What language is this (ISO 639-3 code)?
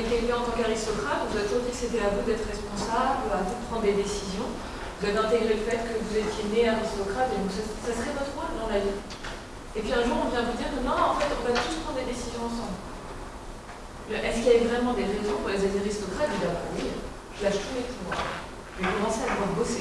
fra